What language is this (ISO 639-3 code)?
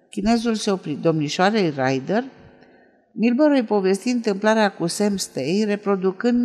ron